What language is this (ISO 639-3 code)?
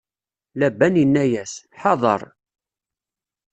kab